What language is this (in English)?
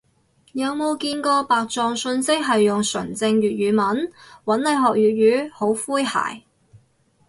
Cantonese